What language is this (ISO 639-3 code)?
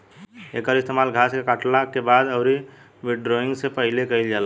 bho